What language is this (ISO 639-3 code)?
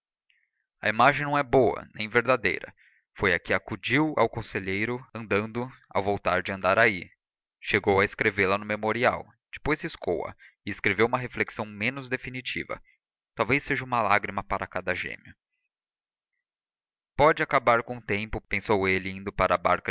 por